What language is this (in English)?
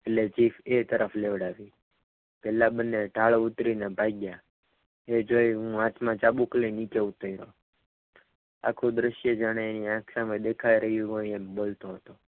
Gujarati